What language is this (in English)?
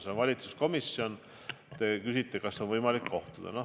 Estonian